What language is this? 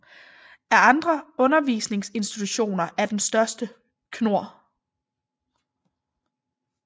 Danish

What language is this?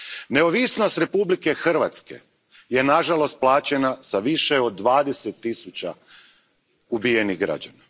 Croatian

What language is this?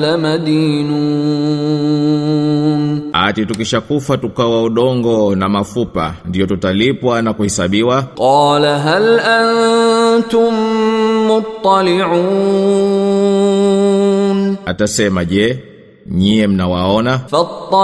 Swahili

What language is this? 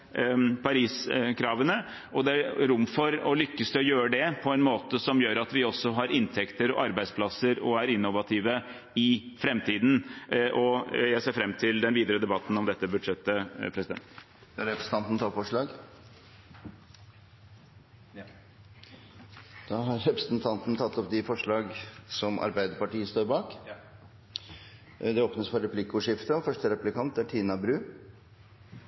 Norwegian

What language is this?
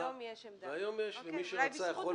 Hebrew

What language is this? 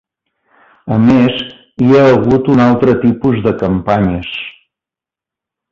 Catalan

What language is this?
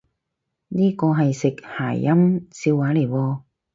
Cantonese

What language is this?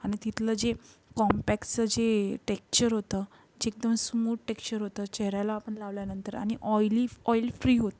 Marathi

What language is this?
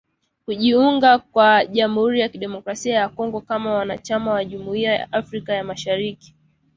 Swahili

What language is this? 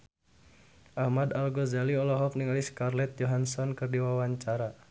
Sundanese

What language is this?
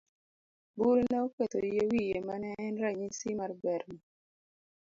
Luo (Kenya and Tanzania)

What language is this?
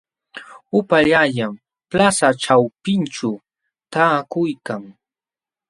Jauja Wanca Quechua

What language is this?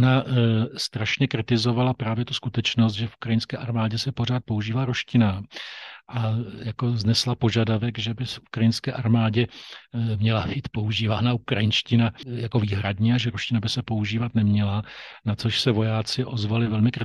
Czech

